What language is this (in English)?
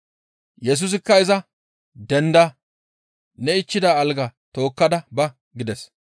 Gamo